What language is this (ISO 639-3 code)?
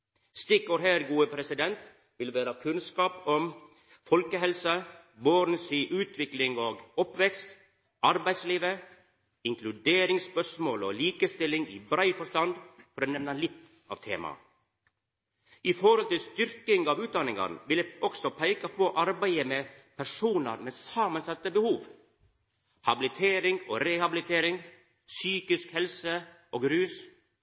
nno